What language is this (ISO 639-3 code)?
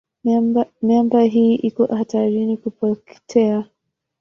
swa